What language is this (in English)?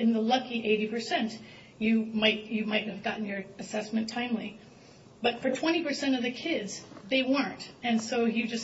English